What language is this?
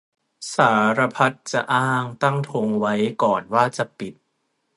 Thai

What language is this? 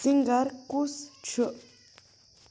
Kashmiri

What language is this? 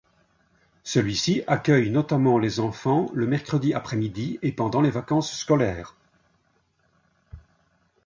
French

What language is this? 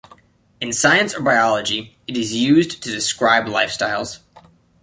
English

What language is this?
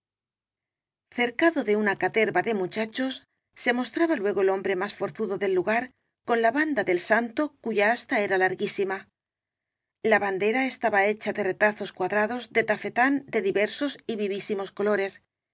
Spanish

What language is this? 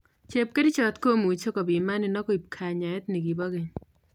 Kalenjin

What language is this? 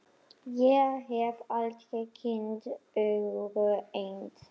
Icelandic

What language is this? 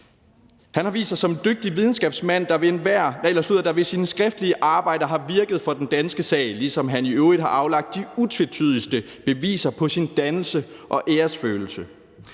Danish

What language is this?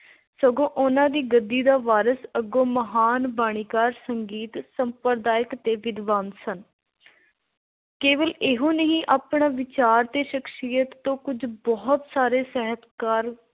Punjabi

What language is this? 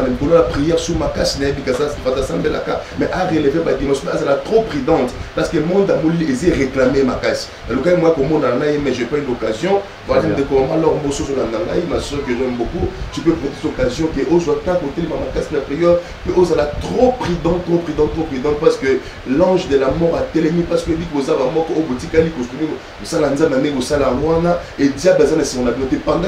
French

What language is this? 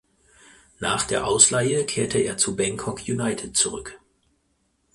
German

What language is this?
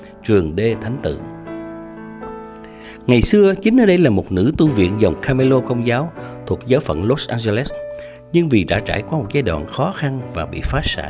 Vietnamese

